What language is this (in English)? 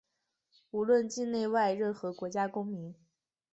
Chinese